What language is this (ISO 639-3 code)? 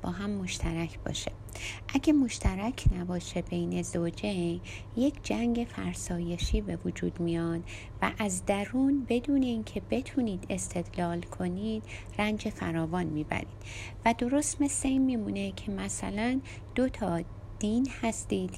fas